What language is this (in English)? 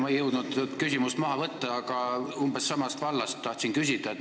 Estonian